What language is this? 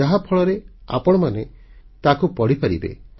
Odia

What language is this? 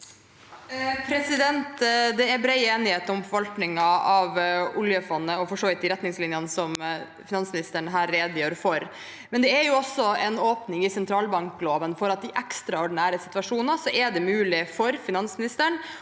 Norwegian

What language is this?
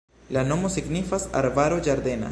Esperanto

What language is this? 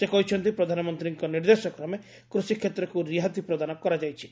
Odia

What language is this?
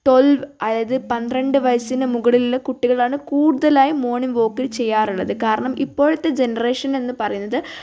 Malayalam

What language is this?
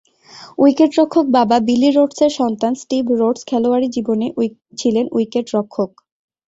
Bangla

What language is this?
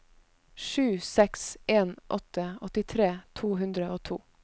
Norwegian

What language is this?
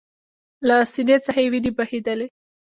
Pashto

